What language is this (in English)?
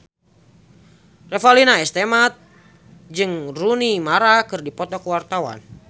Sundanese